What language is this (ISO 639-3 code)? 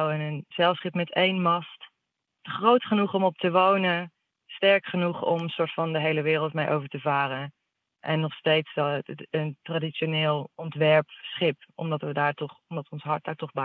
nld